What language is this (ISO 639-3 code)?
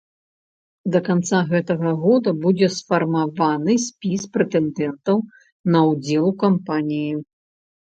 bel